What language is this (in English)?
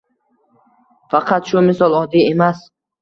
Uzbek